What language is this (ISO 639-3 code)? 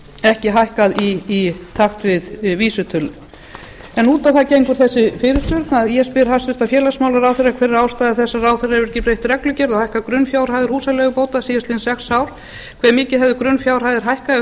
isl